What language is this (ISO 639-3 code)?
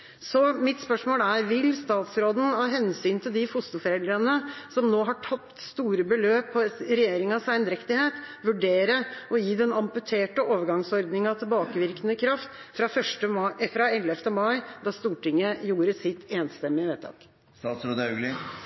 nno